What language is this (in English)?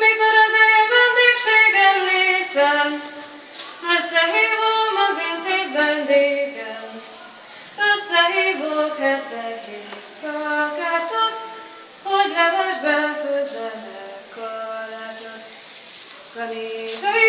Hungarian